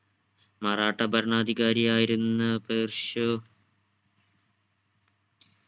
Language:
Malayalam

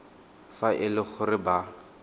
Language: Tswana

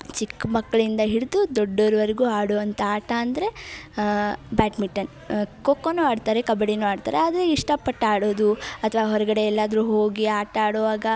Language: Kannada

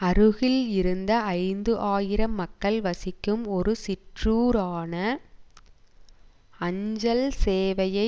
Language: Tamil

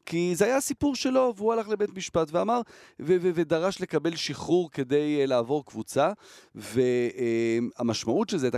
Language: Hebrew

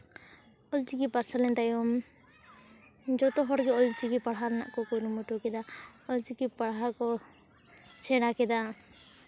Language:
Santali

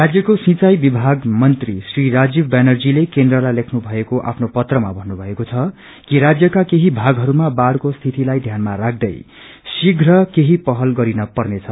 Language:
Nepali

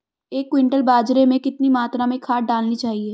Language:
Hindi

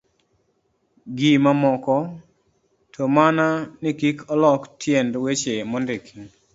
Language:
Luo (Kenya and Tanzania)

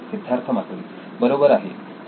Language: Marathi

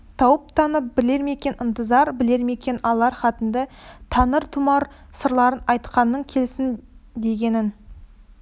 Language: Kazakh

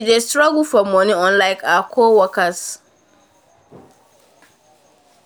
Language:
Nigerian Pidgin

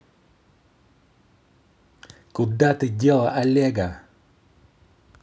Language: Russian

